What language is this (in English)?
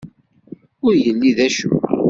Kabyle